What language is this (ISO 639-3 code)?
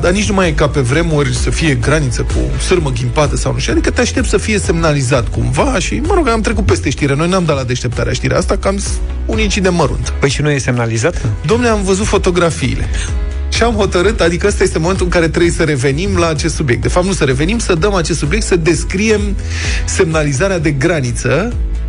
ron